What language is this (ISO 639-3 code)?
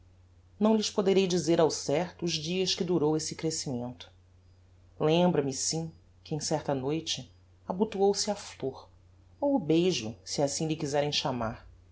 por